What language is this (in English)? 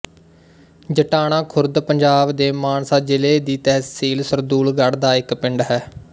Punjabi